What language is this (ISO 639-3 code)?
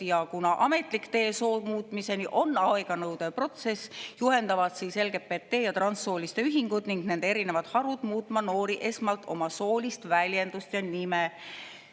est